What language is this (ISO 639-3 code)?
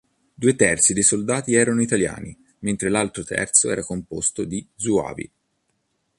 ita